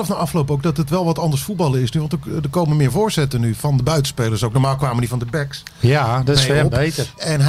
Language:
Dutch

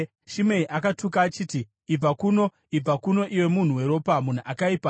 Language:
Shona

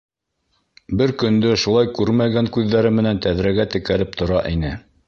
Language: Bashkir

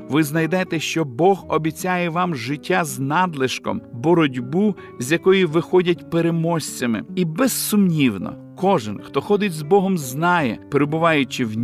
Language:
Ukrainian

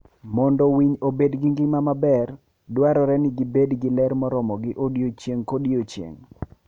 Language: Luo (Kenya and Tanzania)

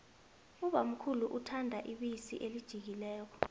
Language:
South Ndebele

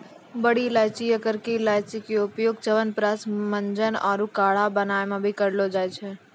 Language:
Maithili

